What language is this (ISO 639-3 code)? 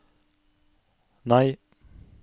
nor